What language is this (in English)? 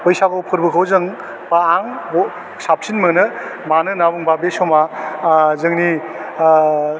Bodo